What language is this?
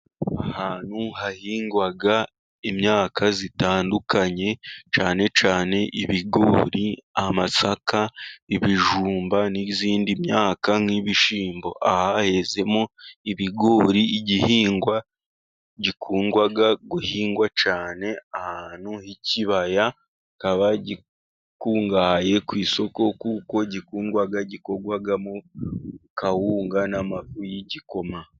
Kinyarwanda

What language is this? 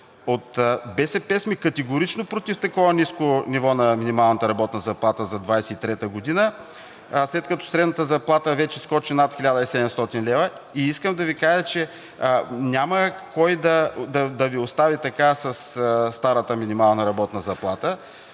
Bulgarian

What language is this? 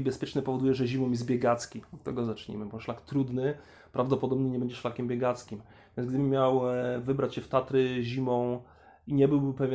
Polish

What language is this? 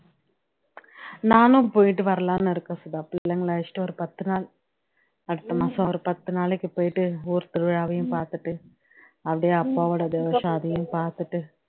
Tamil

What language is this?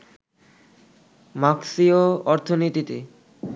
Bangla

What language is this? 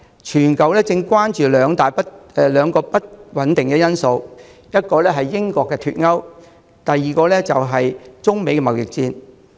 Cantonese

